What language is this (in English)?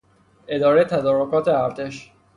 Persian